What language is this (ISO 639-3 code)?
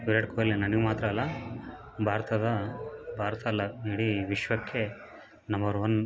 kan